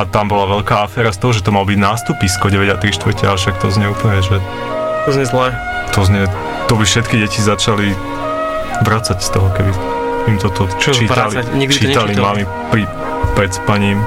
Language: Slovak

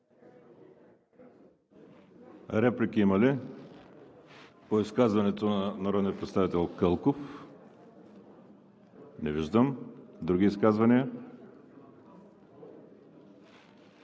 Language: Bulgarian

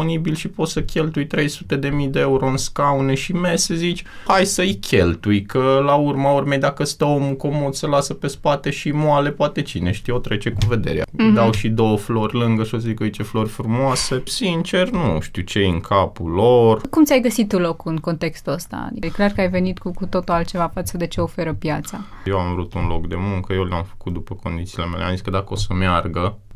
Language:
Romanian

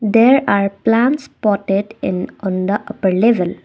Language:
English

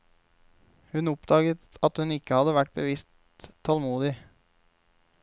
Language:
Norwegian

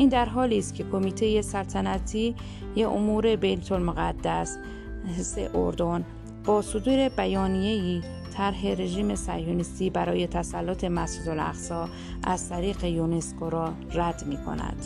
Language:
Persian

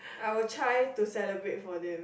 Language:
English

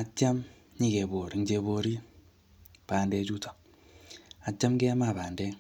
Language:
Kalenjin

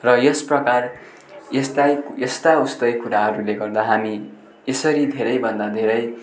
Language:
Nepali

